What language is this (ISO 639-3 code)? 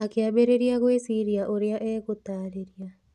kik